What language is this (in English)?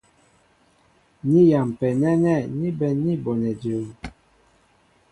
Mbo (Cameroon)